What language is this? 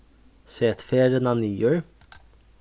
Faroese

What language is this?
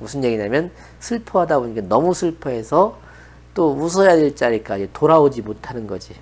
Korean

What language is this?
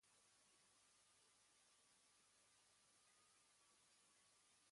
Aragonese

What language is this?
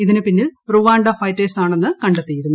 Malayalam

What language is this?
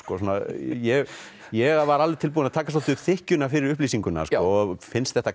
Icelandic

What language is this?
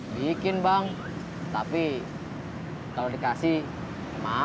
Indonesian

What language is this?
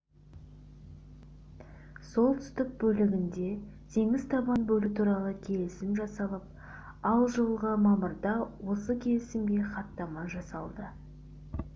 Kazakh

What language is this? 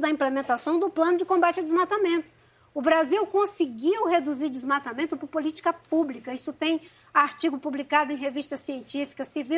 Portuguese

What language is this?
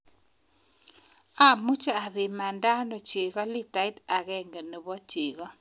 Kalenjin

